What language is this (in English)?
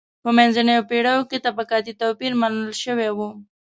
Pashto